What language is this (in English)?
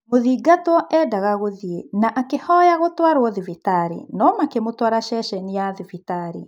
Kikuyu